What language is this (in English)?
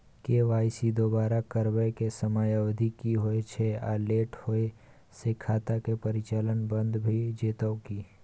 Maithili